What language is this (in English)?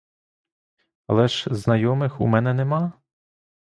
Ukrainian